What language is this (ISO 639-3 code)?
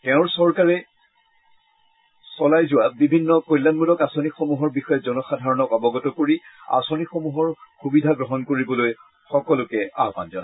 asm